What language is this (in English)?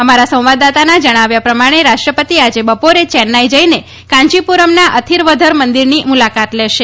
Gujarati